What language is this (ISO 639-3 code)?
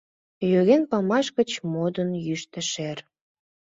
chm